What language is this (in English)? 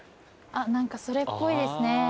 Japanese